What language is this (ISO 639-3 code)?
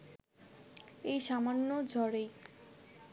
ben